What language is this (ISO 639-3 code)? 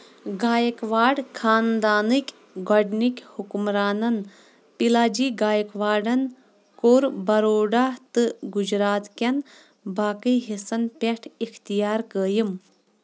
kas